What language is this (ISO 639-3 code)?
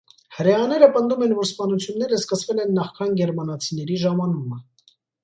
hye